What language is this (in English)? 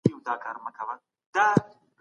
Pashto